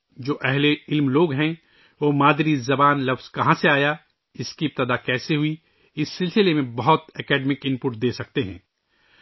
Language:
Urdu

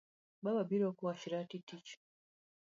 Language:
Luo (Kenya and Tanzania)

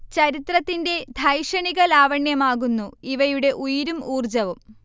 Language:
Malayalam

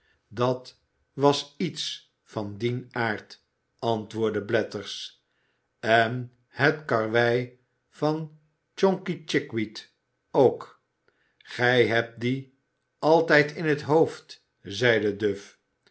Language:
Dutch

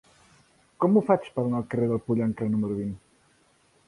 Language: Catalan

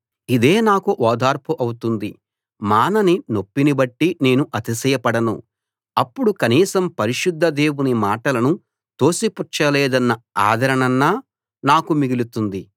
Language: Telugu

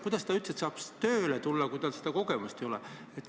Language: Estonian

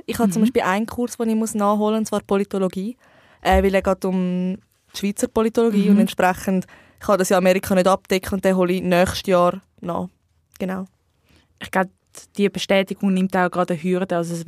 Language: German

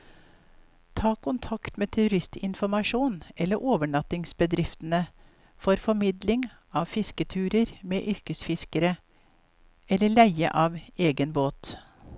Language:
Norwegian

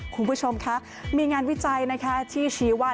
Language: Thai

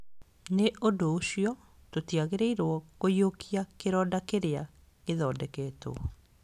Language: Kikuyu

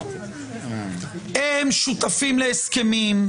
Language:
Hebrew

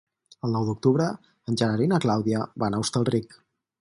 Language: Catalan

